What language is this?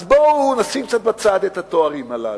Hebrew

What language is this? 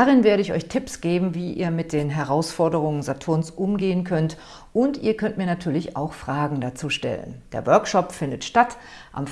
German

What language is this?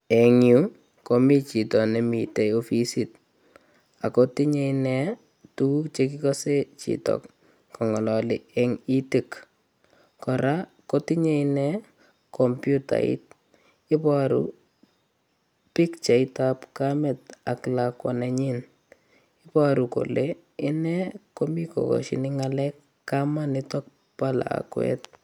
Kalenjin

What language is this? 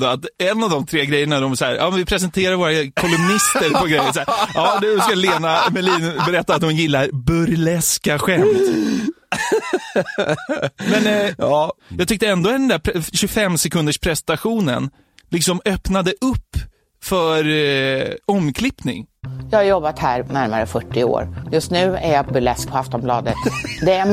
Swedish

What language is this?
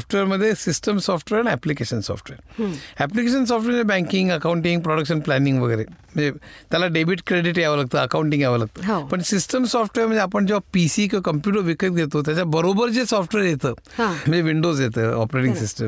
Marathi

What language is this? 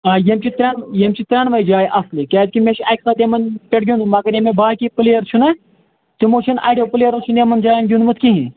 Kashmiri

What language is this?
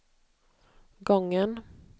Swedish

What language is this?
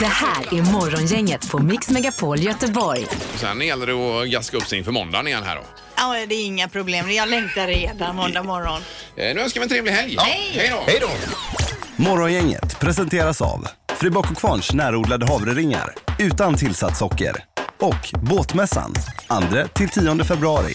Swedish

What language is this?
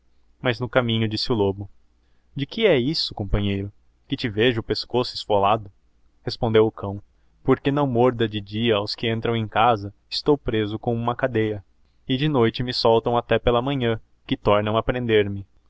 Portuguese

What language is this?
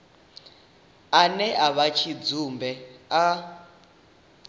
Venda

